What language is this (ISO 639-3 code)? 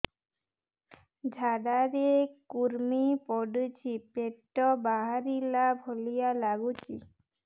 ori